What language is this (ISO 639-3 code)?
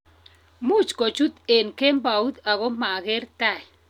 kln